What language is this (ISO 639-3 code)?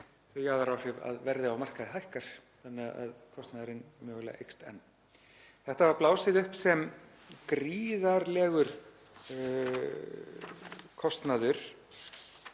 isl